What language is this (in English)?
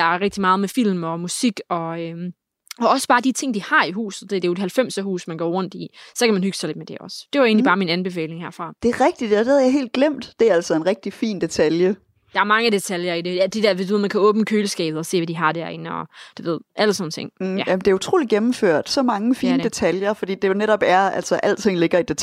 Danish